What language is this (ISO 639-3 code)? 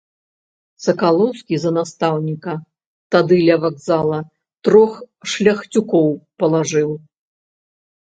bel